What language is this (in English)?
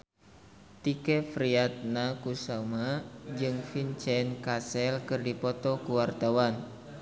Sundanese